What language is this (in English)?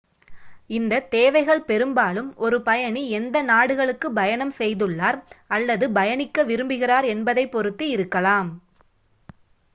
Tamil